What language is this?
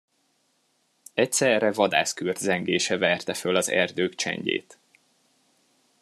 Hungarian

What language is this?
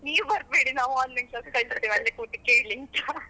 Kannada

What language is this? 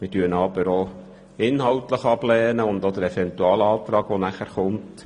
Swiss German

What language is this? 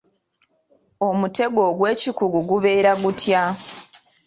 Ganda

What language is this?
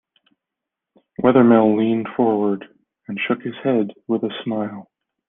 English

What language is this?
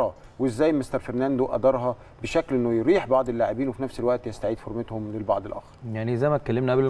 Arabic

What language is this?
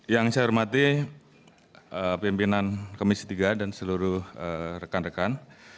Indonesian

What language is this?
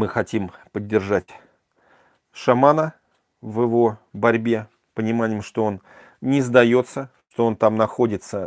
Russian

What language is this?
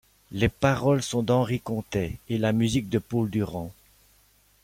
French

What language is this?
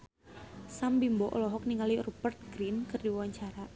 Sundanese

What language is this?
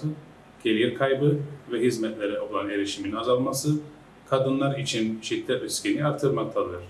Turkish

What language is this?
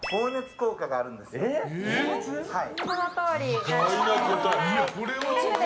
Japanese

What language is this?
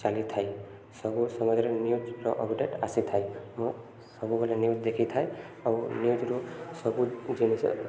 Odia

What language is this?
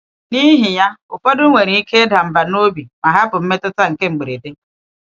Igbo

